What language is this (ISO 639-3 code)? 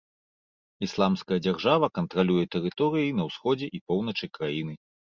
bel